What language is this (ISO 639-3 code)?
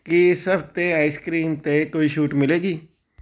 pan